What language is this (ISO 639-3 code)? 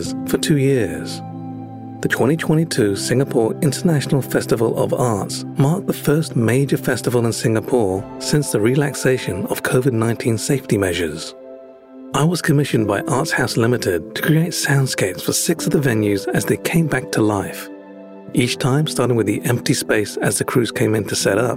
eng